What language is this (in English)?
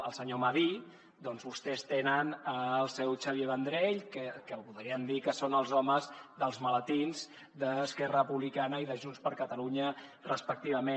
Catalan